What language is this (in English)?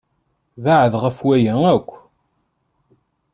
Kabyle